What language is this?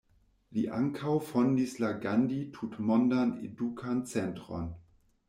Esperanto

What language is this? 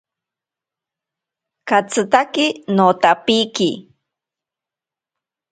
Ashéninka Perené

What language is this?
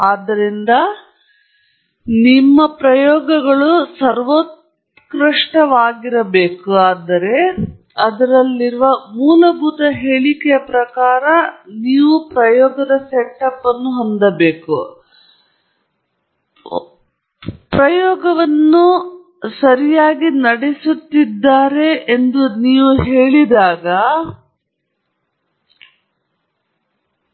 Kannada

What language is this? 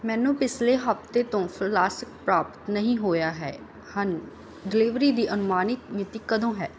Punjabi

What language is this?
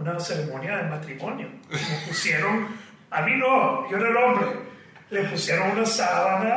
Spanish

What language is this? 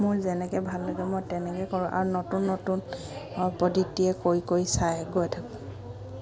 Assamese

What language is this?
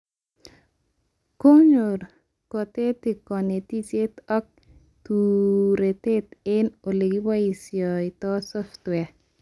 Kalenjin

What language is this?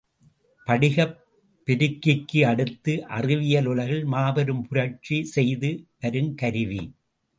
Tamil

